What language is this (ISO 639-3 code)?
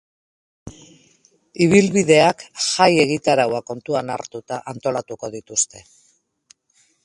eus